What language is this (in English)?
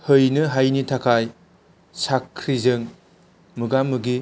Bodo